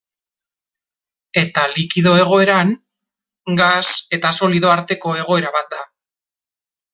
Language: Basque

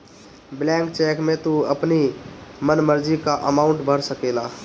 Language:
Bhojpuri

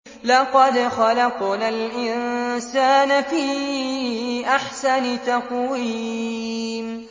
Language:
Arabic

